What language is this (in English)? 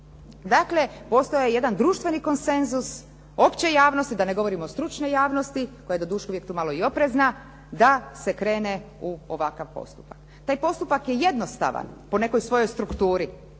Croatian